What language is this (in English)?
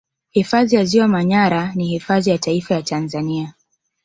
Swahili